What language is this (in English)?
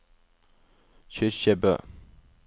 Norwegian